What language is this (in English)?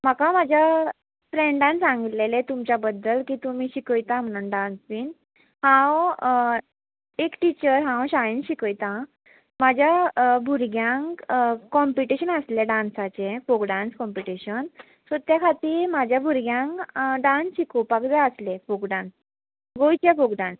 Konkani